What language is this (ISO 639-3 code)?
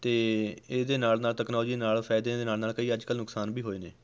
pan